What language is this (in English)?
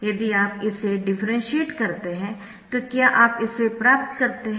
Hindi